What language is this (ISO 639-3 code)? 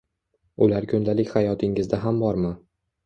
uzb